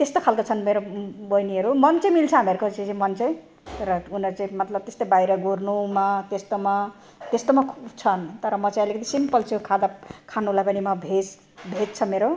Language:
Nepali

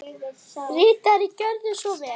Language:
Icelandic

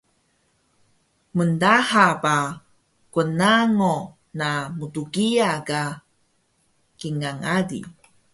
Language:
Taroko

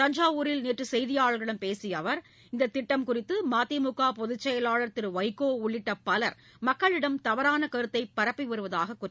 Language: Tamil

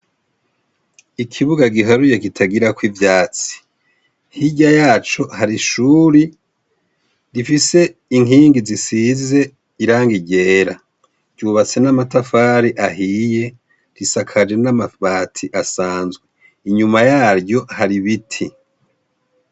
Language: Rundi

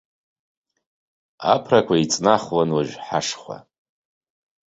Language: Abkhazian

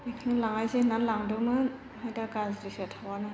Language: Bodo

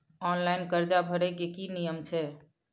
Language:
Maithili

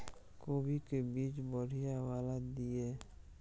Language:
Maithili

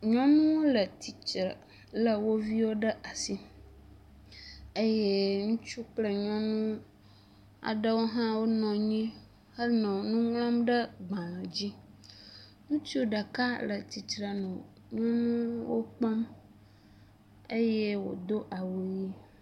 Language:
Ewe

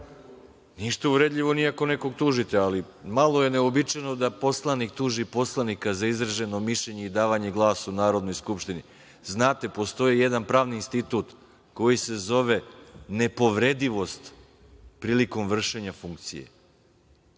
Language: Serbian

